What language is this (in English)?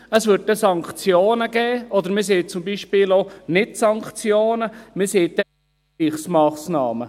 Swiss German